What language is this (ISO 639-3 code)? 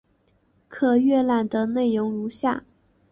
zho